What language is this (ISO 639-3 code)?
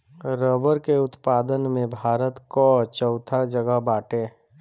bho